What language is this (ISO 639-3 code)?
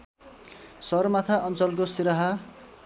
nep